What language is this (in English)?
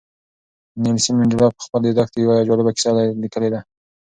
Pashto